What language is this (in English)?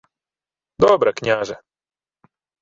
Ukrainian